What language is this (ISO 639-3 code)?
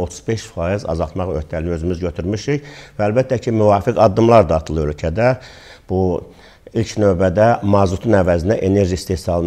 tur